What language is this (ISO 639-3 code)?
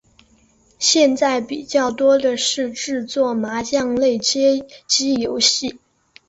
zho